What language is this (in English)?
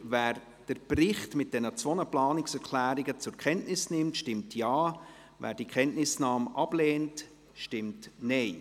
Swiss German